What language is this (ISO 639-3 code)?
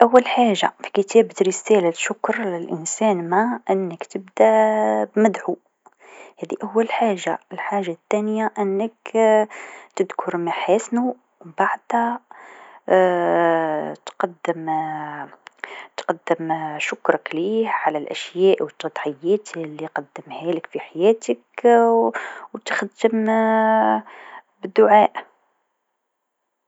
aeb